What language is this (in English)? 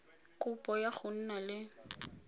Tswana